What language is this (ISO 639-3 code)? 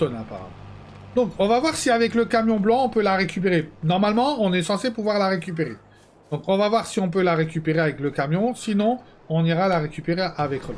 fra